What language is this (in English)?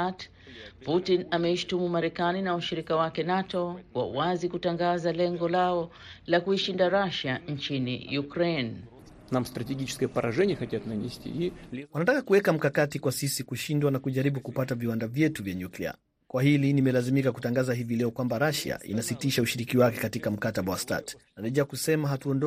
Swahili